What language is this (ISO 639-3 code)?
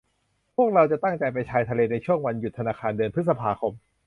tha